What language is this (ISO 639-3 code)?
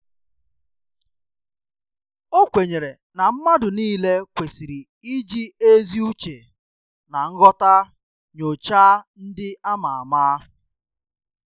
ibo